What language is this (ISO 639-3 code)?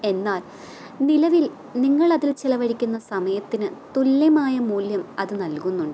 mal